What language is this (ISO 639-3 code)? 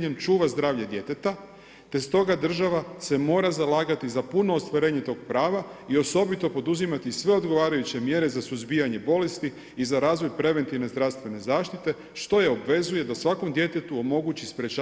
hrv